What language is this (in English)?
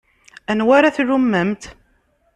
Kabyle